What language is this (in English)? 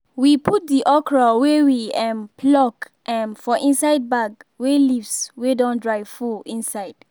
Nigerian Pidgin